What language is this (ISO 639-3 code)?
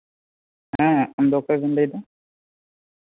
sat